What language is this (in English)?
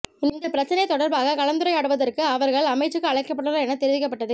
Tamil